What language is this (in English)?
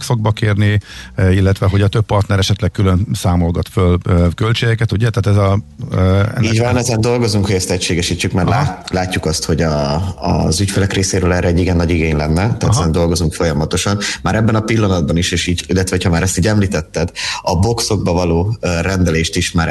Hungarian